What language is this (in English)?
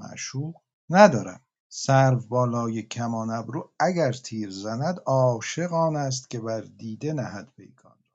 Persian